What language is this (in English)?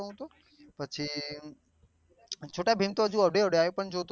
Gujarati